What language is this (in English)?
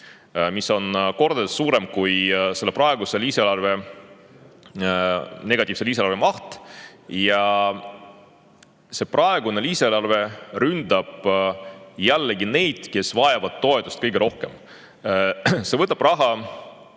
Estonian